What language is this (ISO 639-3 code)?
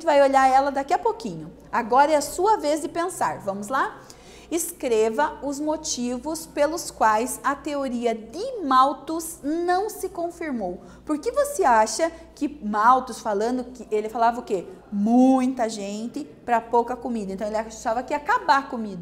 por